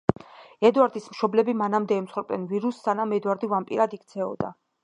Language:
Georgian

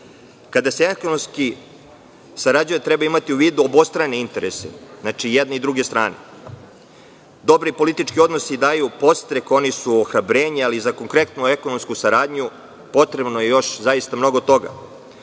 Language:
Serbian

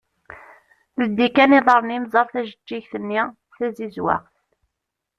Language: Kabyle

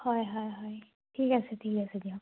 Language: Assamese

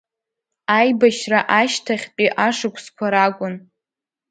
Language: Abkhazian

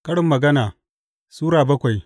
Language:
Hausa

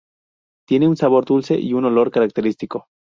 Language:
Spanish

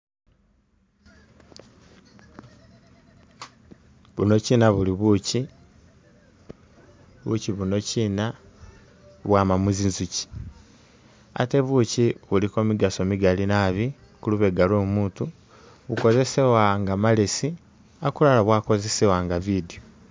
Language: Masaaba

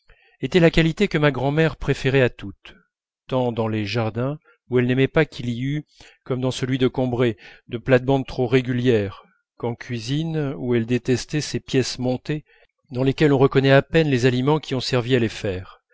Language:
French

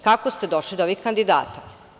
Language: Serbian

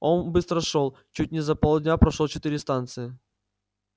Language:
Russian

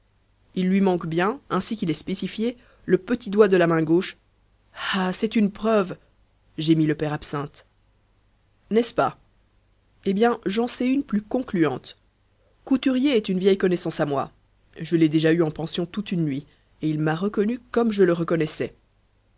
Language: French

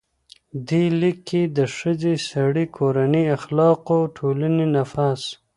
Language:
Pashto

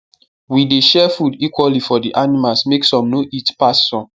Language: Nigerian Pidgin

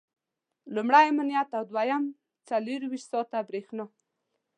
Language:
Pashto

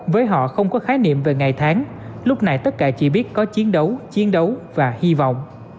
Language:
Vietnamese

